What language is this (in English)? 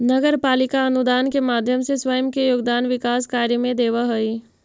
Magahi